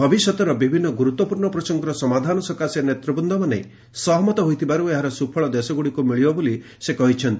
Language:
Odia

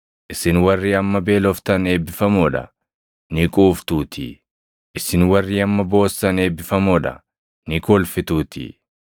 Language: Oromo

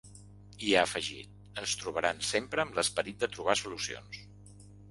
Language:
Catalan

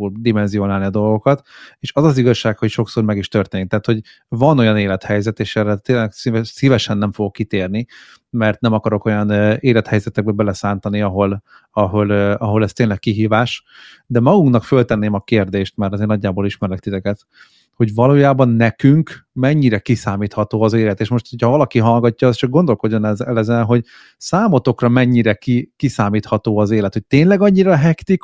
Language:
Hungarian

